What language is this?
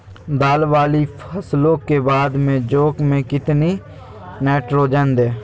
Magahi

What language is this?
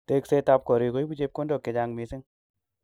Kalenjin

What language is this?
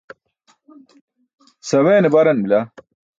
Burushaski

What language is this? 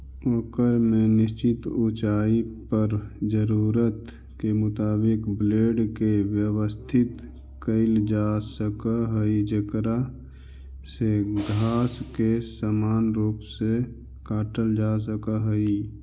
Magahi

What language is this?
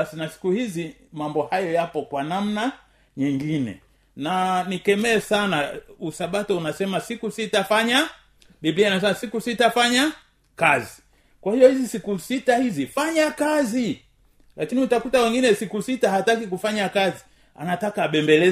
Swahili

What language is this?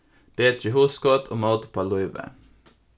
Faroese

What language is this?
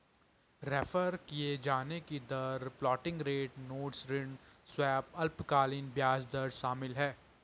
Hindi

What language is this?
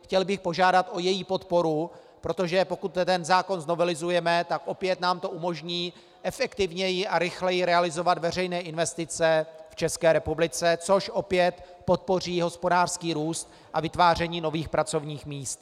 Czech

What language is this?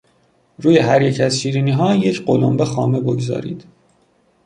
Persian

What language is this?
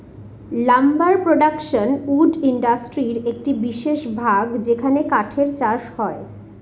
Bangla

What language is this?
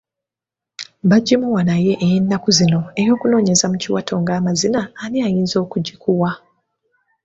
Ganda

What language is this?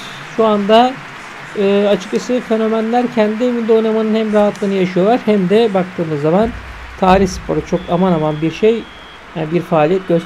Turkish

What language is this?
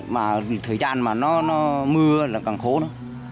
Vietnamese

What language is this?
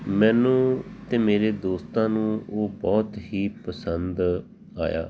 Punjabi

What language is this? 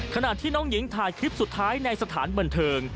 Thai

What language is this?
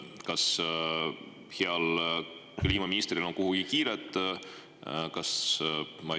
Estonian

